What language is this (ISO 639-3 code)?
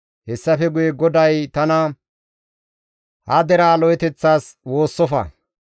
gmv